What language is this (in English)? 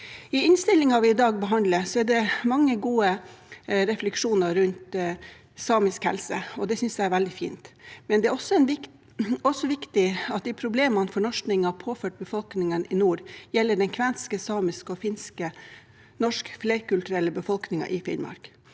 Norwegian